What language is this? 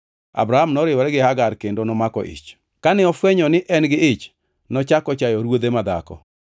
Luo (Kenya and Tanzania)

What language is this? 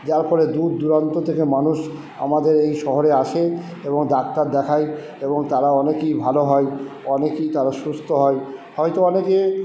Bangla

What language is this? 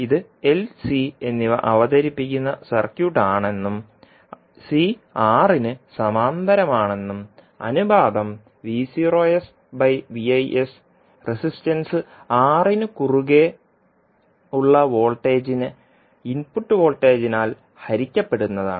Malayalam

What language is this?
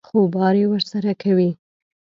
Pashto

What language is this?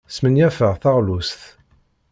Kabyle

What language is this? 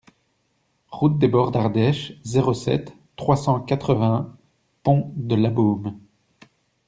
French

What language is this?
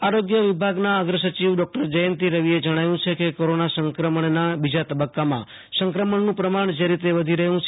Gujarati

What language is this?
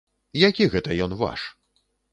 Belarusian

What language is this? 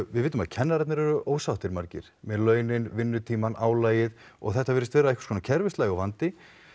Icelandic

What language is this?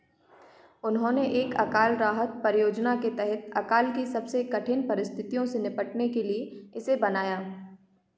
Hindi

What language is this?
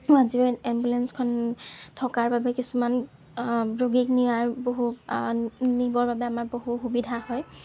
Assamese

